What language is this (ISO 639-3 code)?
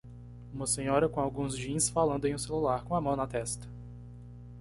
por